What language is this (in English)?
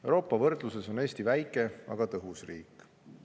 Estonian